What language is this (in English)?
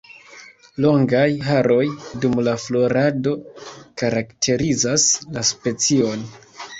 Esperanto